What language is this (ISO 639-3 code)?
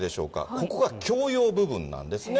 jpn